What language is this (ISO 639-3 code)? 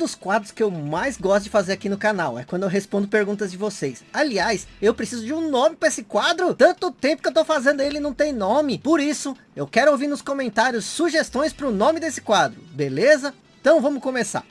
por